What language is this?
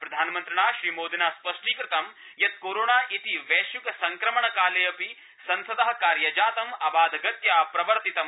Sanskrit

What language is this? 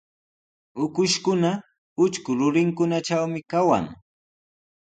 Sihuas Ancash Quechua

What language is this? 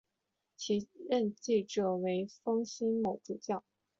Chinese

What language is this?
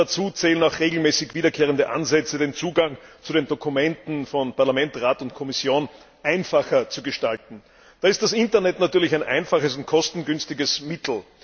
German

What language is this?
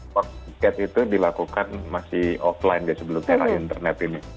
Indonesian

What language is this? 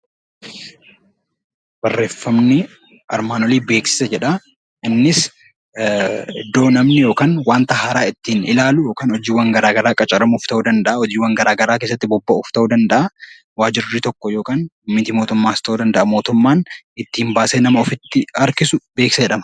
Oromo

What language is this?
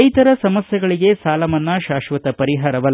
Kannada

